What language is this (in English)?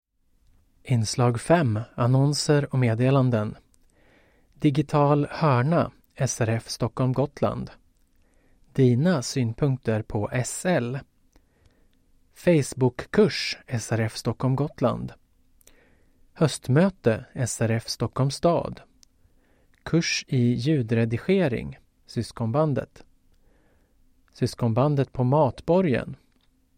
Swedish